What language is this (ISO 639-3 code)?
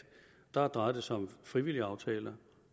dan